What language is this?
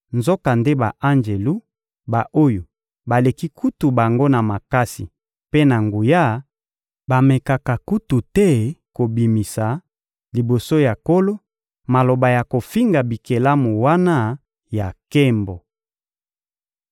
Lingala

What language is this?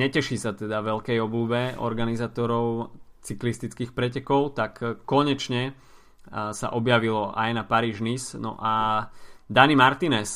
Slovak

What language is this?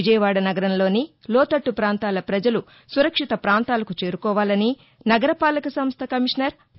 Telugu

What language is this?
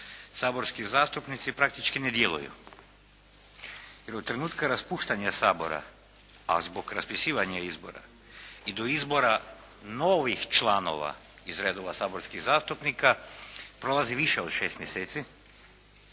Croatian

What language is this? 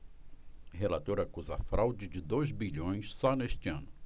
Portuguese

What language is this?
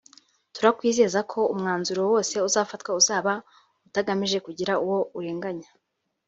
Kinyarwanda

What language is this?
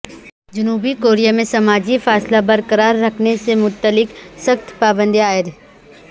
Urdu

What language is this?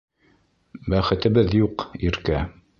Bashkir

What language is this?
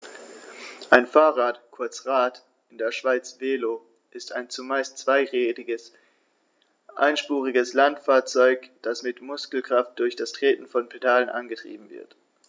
German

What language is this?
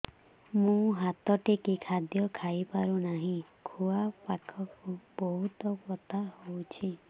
Odia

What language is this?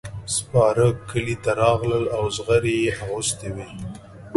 Pashto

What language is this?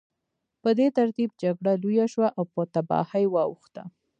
Pashto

